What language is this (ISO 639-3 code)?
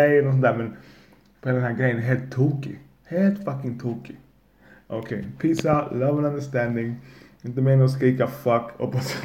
swe